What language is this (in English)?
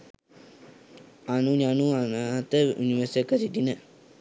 Sinhala